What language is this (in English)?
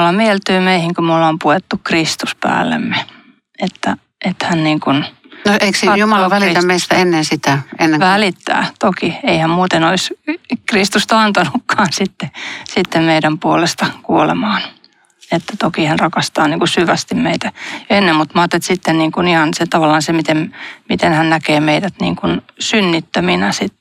Finnish